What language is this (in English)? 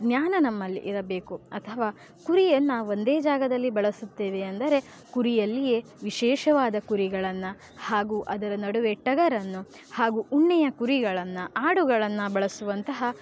Kannada